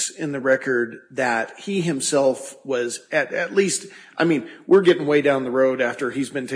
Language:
English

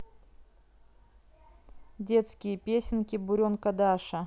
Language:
Russian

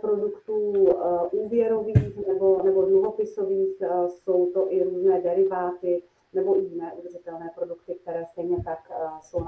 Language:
Czech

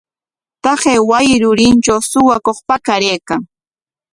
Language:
Corongo Ancash Quechua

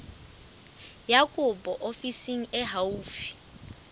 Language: Southern Sotho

